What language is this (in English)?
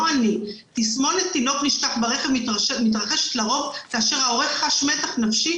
Hebrew